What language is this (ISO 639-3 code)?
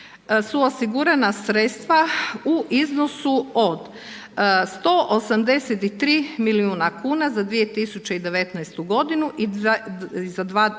hrv